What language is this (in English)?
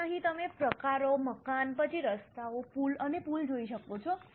Gujarati